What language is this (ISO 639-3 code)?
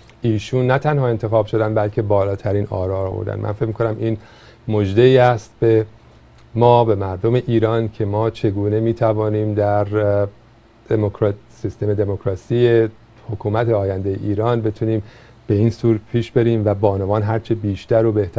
fas